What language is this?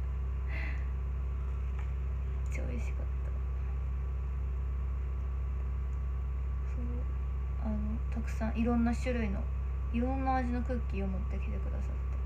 Japanese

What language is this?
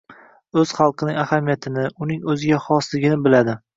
Uzbek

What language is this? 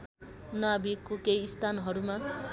Nepali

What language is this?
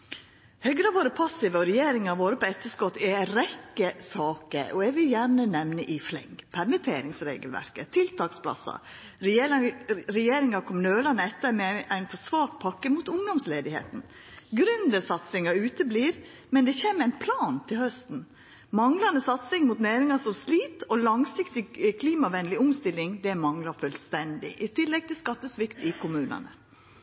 Norwegian Nynorsk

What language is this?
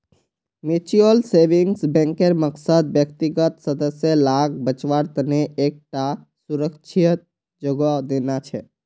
Magahi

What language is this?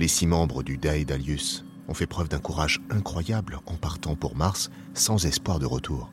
French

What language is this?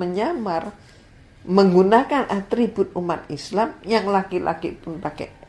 Indonesian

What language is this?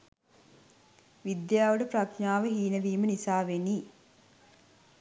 Sinhala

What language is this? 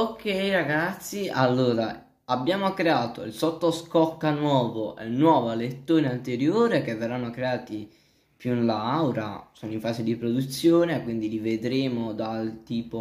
Italian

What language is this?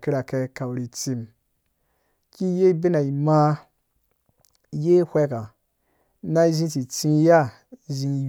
Dũya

